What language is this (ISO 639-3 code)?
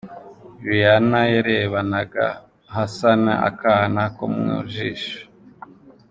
kin